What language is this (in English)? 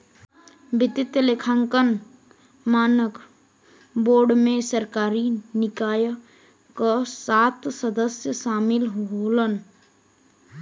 Bhojpuri